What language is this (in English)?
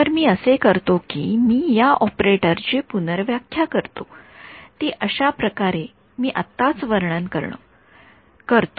Marathi